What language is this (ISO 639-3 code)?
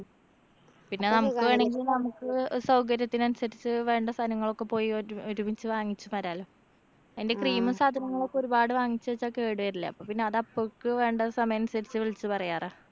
mal